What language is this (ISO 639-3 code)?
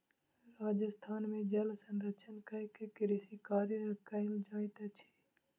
mai